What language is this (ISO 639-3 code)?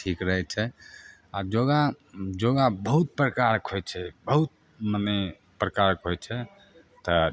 mai